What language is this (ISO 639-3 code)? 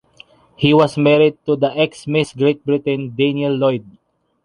eng